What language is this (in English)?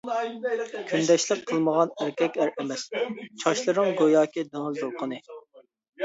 Uyghur